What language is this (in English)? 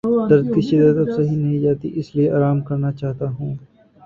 Urdu